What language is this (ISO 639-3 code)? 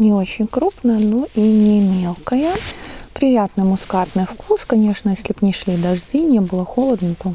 rus